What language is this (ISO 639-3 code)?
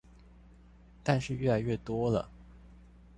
zho